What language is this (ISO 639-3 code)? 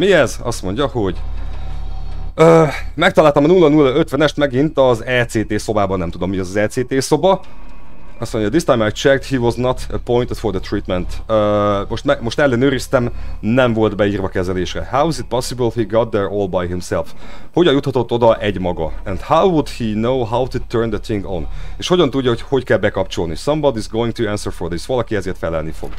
hun